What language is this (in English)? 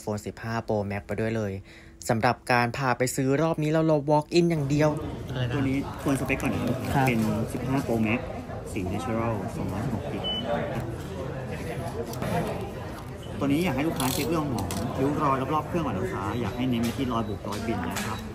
Thai